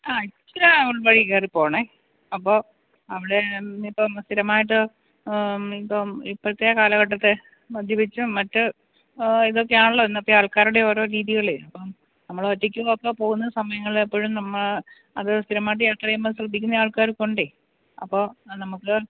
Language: Malayalam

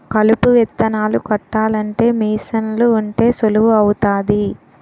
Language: Telugu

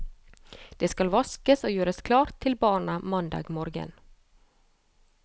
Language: Norwegian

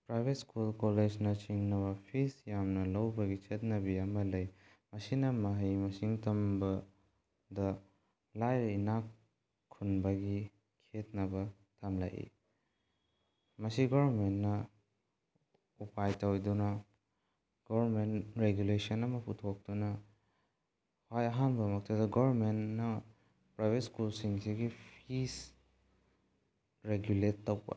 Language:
Manipuri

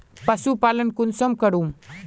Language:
Magahi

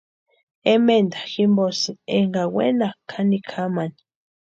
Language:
Western Highland Purepecha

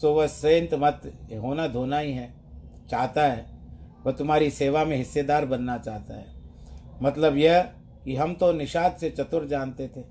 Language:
Hindi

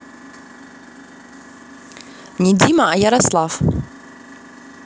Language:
Russian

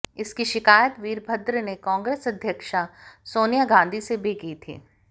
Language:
Hindi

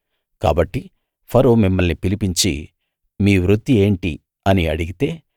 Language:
Telugu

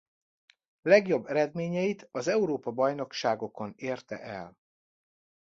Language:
Hungarian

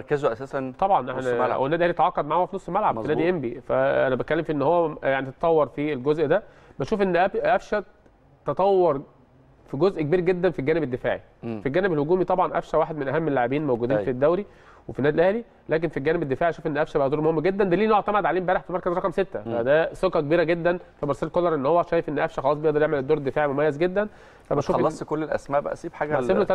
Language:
Arabic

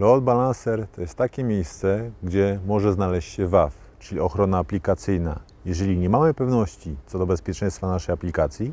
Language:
Polish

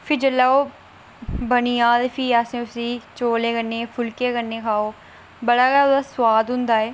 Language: Dogri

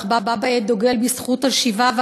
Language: Hebrew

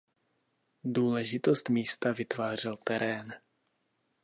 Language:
Czech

